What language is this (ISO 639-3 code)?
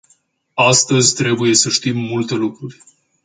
ron